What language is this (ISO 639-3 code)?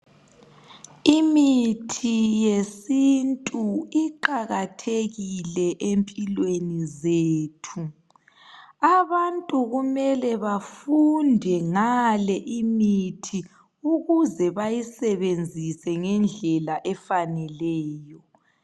nde